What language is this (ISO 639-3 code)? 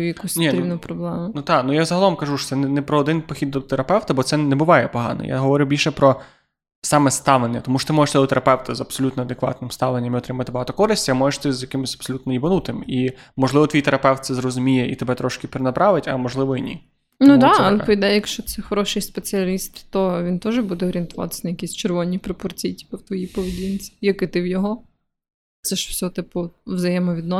ukr